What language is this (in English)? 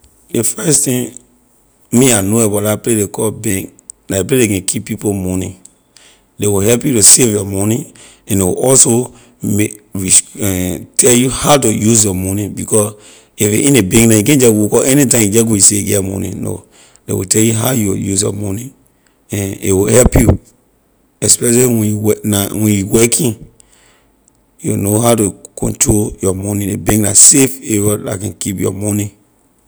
Liberian English